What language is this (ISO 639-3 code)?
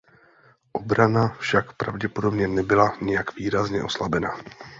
ces